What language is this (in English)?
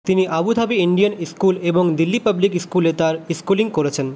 Bangla